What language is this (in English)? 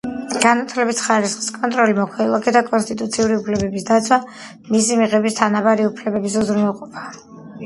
Georgian